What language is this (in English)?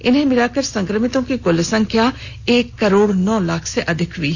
Hindi